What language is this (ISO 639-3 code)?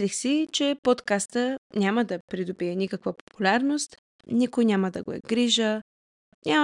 bul